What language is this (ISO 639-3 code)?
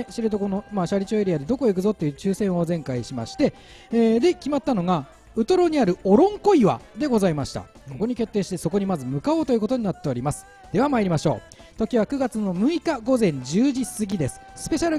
jpn